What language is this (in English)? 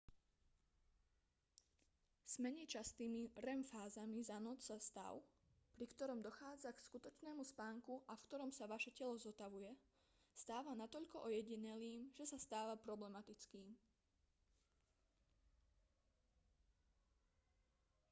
Slovak